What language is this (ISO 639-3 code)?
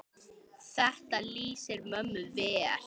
isl